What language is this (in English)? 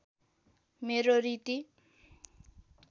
Nepali